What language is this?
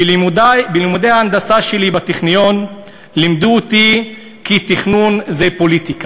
Hebrew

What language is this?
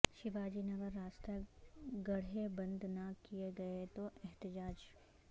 Urdu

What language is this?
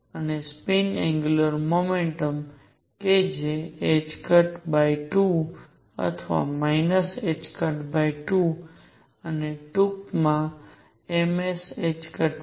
Gujarati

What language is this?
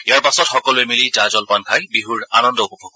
Assamese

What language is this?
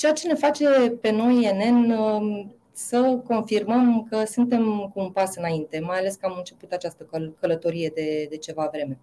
Romanian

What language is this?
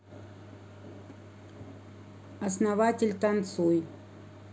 Russian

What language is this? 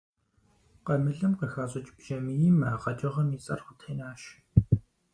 Kabardian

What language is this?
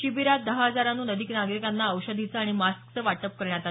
Marathi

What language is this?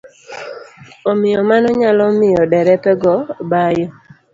Luo (Kenya and Tanzania)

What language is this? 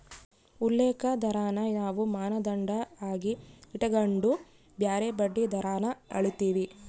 Kannada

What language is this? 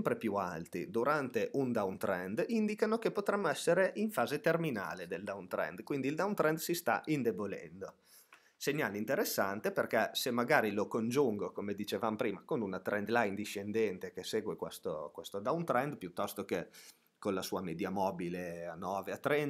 Italian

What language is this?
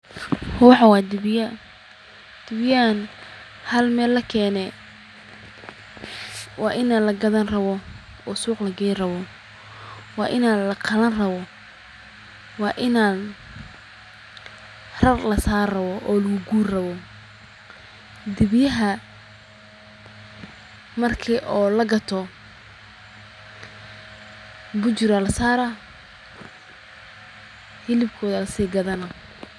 Somali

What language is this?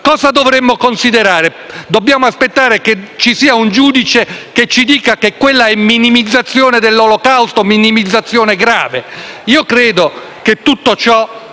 Italian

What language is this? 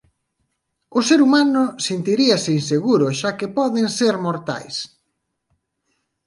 Galician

